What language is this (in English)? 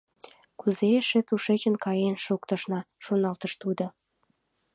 Mari